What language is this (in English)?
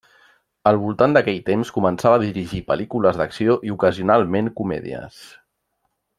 Catalan